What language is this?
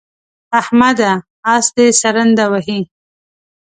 Pashto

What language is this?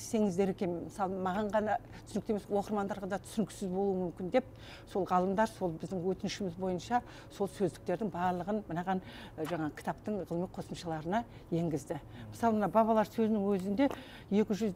Russian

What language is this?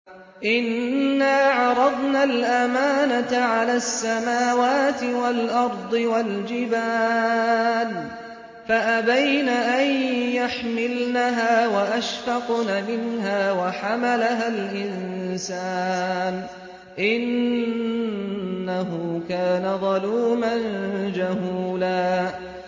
Arabic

